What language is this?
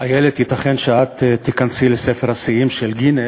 Hebrew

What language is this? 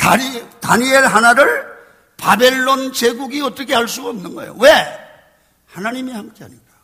Korean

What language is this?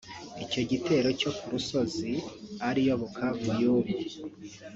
Kinyarwanda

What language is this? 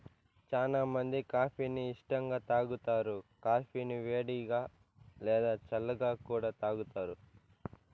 Telugu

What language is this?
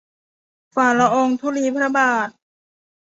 Thai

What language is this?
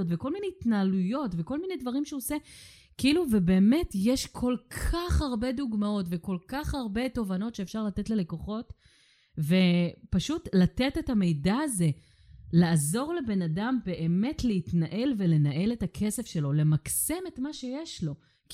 Hebrew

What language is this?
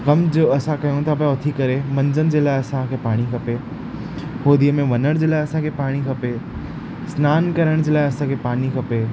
Sindhi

